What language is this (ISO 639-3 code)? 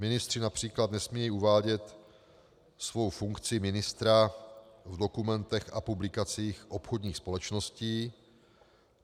ces